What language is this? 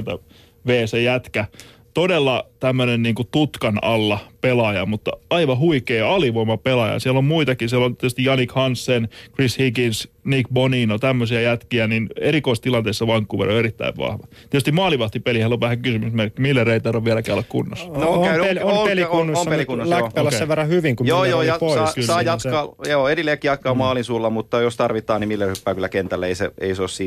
Finnish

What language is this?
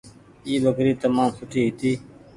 Goaria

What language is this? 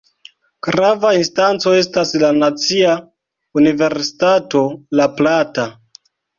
Esperanto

